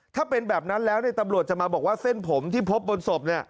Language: Thai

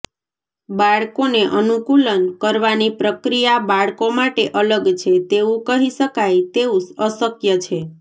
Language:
Gujarati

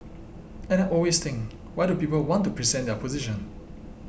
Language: English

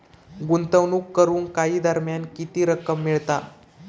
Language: Marathi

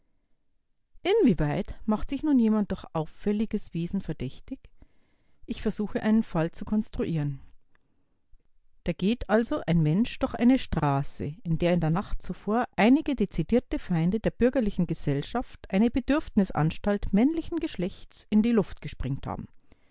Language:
German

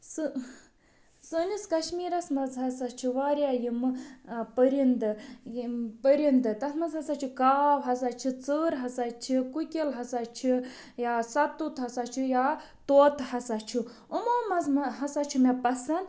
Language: Kashmiri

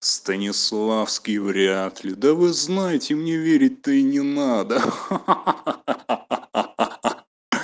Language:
Russian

